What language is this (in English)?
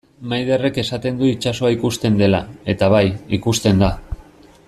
Basque